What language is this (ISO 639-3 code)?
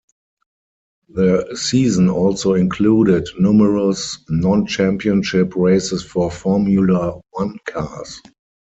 eng